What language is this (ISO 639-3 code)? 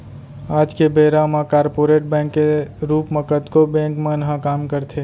hne